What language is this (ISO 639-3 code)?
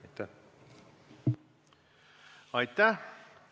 est